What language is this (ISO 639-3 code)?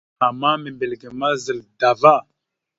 mxu